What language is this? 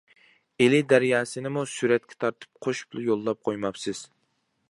Uyghur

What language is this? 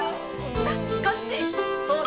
Japanese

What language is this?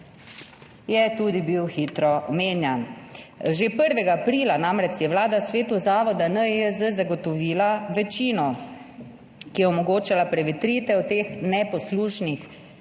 Slovenian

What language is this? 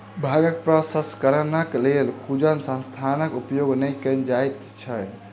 Maithili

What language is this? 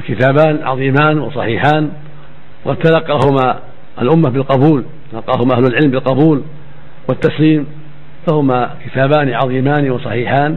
Arabic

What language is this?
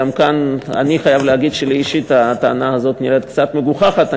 Hebrew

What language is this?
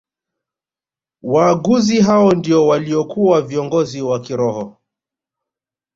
Swahili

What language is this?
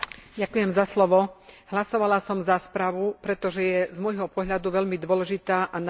Slovak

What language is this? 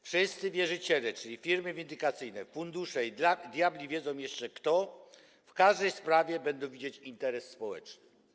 Polish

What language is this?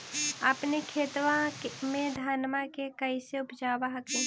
Magahi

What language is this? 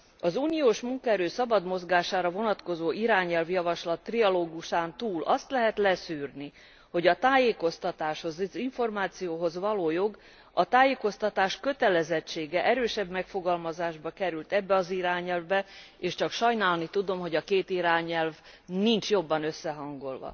Hungarian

